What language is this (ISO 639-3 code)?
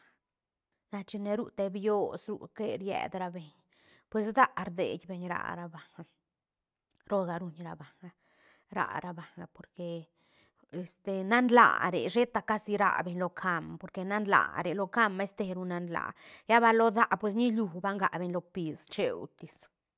ztn